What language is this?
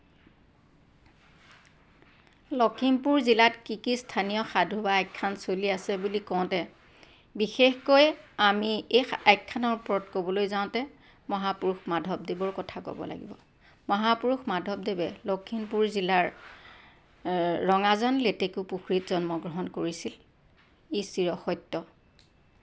Assamese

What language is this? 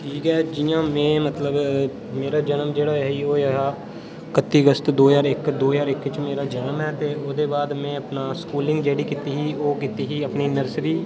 Dogri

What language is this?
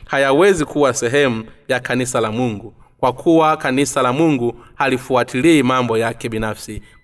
Swahili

